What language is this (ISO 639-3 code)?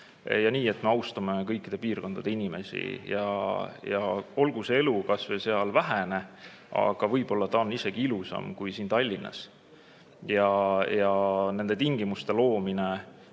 est